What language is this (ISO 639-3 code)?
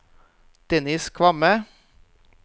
nor